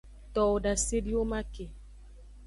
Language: Aja (Benin)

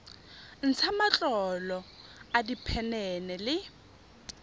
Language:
Tswana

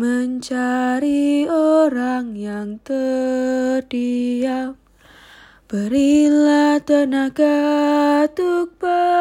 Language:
Indonesian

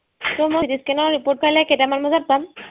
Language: Assamese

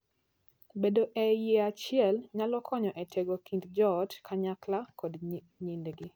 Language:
Luo (Kenya and Tanzania)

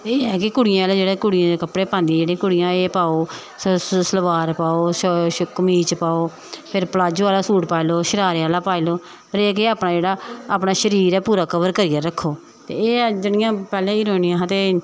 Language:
Dogri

